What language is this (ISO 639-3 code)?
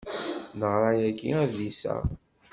kab